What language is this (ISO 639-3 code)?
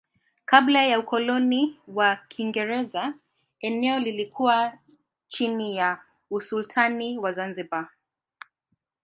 swa